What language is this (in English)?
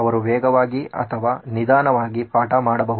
Kannada